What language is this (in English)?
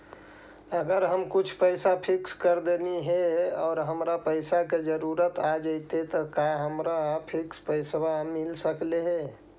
Magahi